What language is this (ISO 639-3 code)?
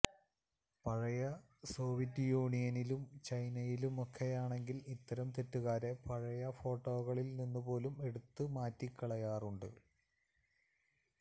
mal